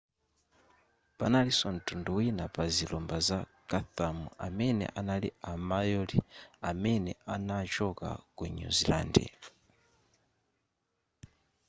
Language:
Nyanja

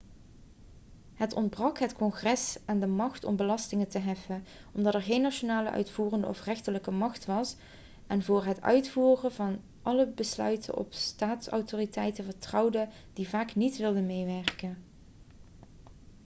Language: Dutch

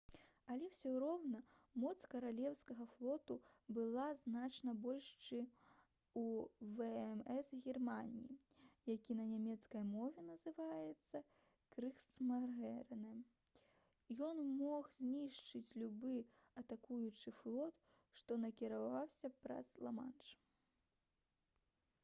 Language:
Belarusian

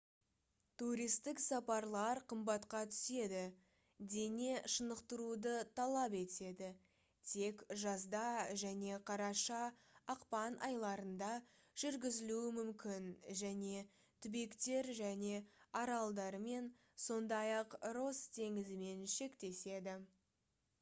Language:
Kazakh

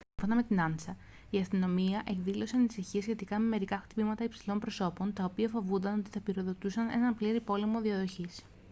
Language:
Greek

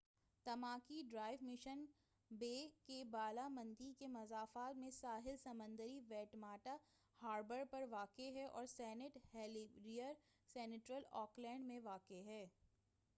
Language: Urdu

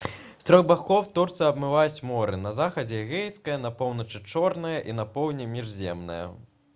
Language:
Belarusian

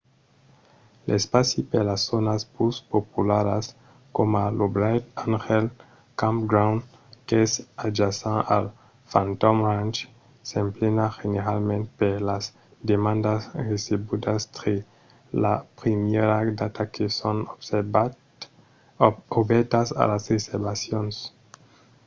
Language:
Occitan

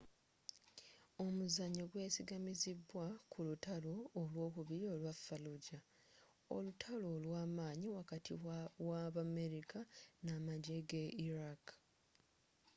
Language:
Ganda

